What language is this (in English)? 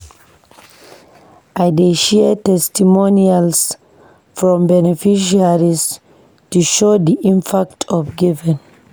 Nigerian Pidgin